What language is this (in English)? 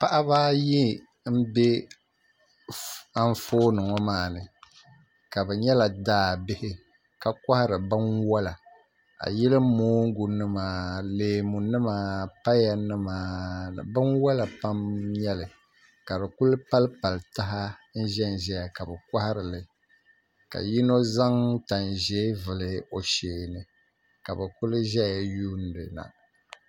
Dagbani